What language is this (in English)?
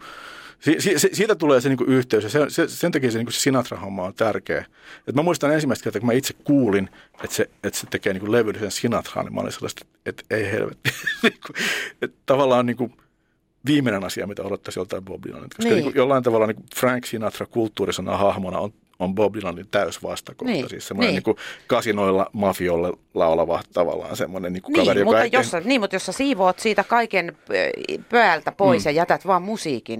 Finnish